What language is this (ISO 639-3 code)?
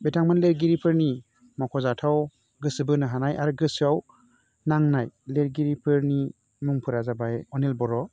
brx